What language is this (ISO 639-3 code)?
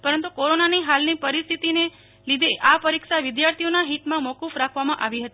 guj